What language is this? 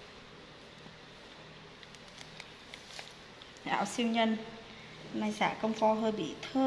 Vietnamese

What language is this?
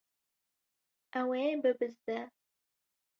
Kurdish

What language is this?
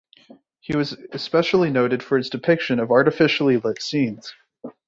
English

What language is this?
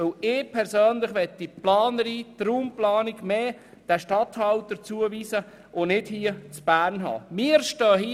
Swiss German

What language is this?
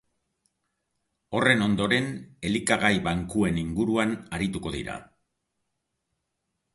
Basque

